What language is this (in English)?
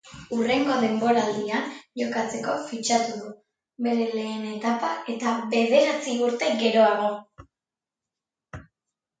Basque